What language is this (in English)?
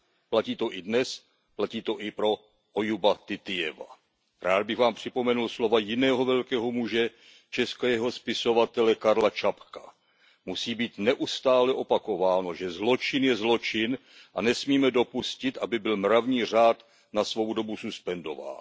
Czech